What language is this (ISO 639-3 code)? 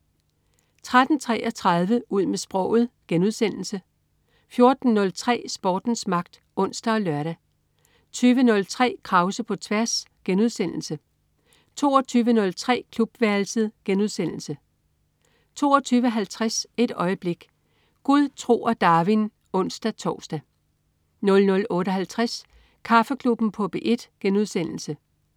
dan